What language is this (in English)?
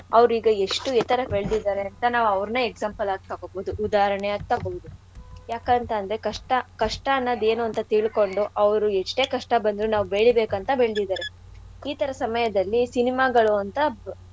Kannada